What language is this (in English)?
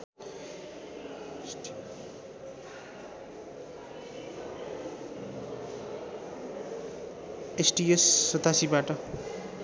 Nepali